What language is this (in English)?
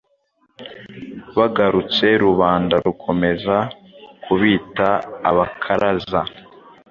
Kinyarwanda